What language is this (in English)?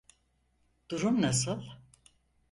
Turkish